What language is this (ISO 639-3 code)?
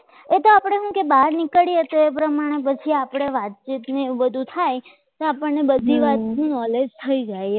guj